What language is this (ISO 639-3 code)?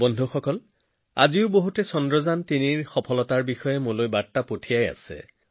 asm